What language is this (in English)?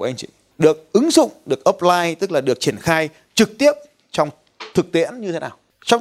Vietnamese